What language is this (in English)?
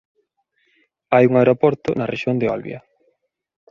Galician